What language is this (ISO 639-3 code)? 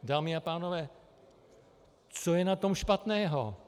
ces